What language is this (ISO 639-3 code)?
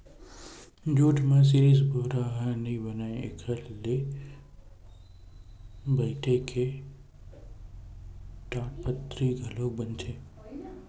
hne